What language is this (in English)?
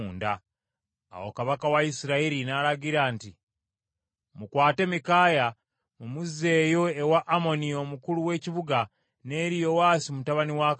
Ganda